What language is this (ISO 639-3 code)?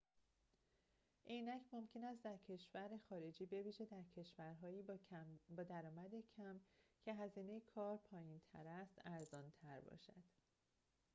fas